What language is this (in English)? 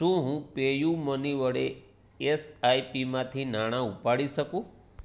Gujarati